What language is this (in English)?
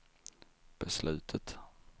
Swedish